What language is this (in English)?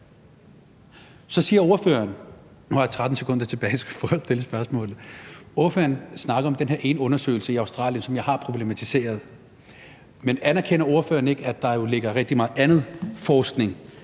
Danish